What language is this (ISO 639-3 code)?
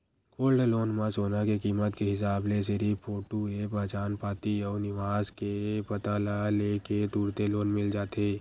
hne